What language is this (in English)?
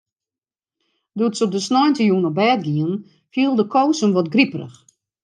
Western Frisian